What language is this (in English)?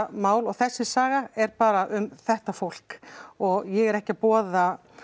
Icelandic